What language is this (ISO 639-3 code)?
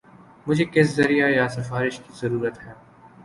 urd